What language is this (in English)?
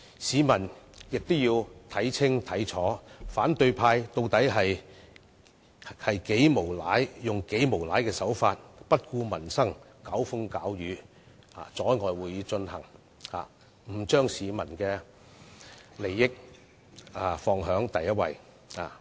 Cantonese